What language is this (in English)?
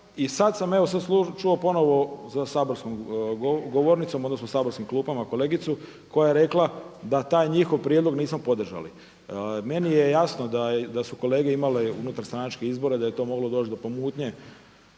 Croatian